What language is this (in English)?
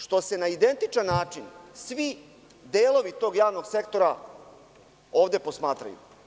Serbian